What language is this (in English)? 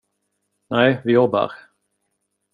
Swedish